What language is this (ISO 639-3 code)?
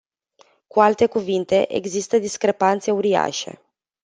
ron